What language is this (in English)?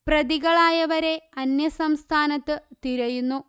Malayalam